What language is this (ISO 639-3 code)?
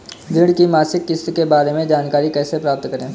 hin